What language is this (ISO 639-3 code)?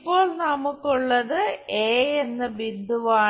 mal